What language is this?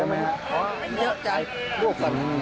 Thai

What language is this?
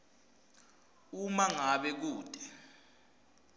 Swati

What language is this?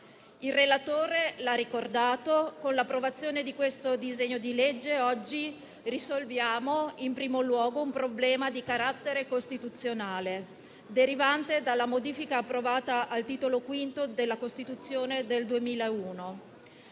Italian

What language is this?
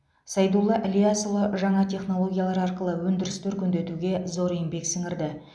Kazakh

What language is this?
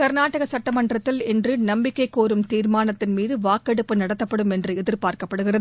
Tamil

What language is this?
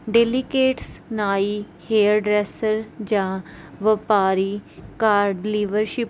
Punjabi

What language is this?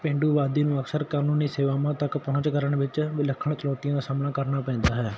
Punjabi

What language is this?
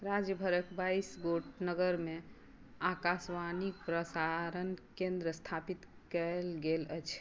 Maithili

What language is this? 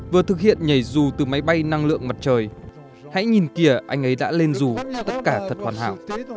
Vietnamese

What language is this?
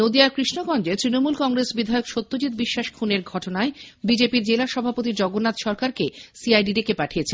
Bangla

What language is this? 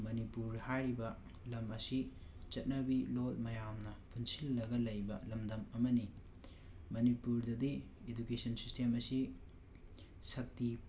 Manipuri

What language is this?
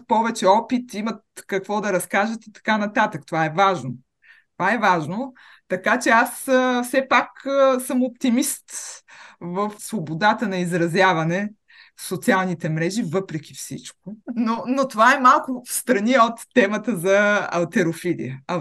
Bulgarian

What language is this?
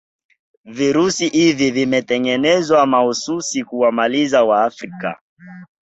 Swahili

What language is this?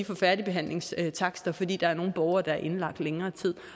Danish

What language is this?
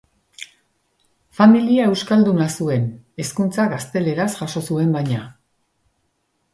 Basque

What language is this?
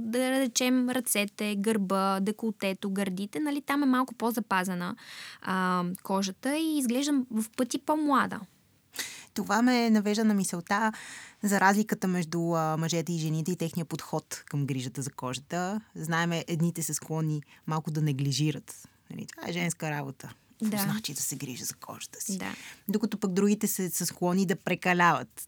Bulgarian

